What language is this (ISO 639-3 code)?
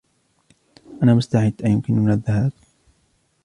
ara